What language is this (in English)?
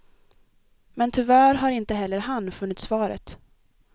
Swedish